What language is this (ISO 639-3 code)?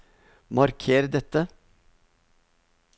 nor